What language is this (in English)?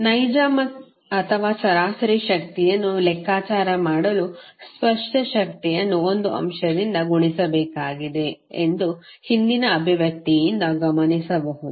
Kannada